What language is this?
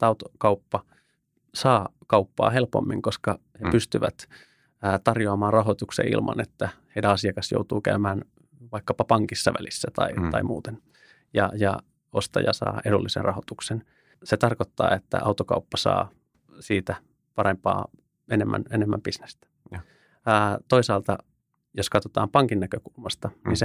Finnish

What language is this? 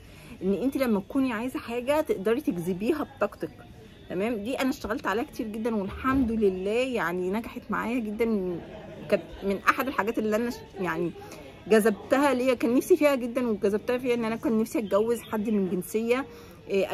Arabic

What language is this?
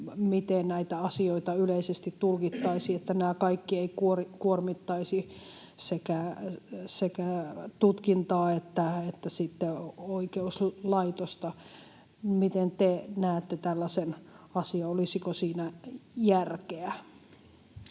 Finnish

